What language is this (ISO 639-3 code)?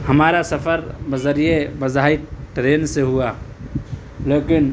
urd